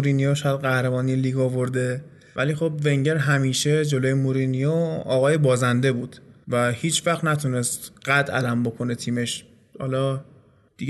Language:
Persian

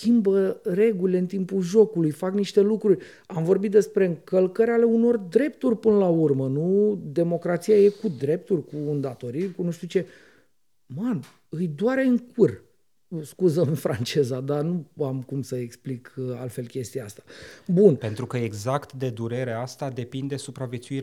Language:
Romanian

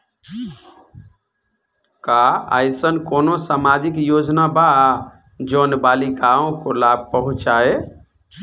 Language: Bhojpuri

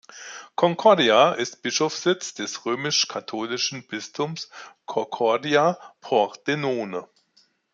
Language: German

